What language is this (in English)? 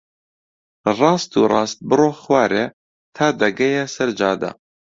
Central Kurdish